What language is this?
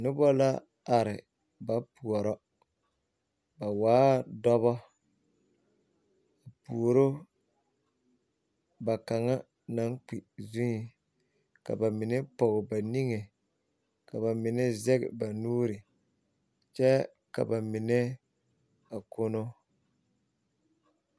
Southern Dagaare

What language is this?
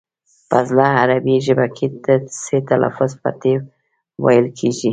Pashto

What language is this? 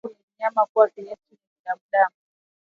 Swahili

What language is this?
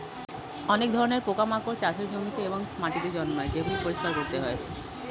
Bangla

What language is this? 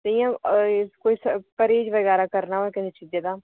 Dogri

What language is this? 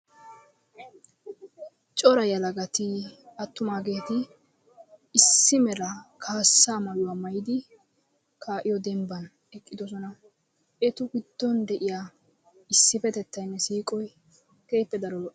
Wolaytta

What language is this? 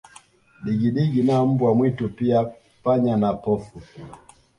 Swahili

